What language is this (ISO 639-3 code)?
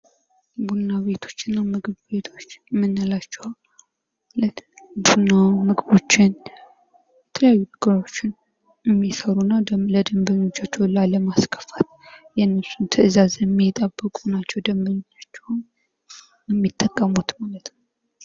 amh